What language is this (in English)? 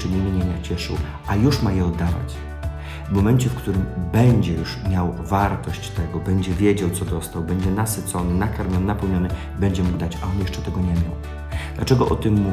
Polish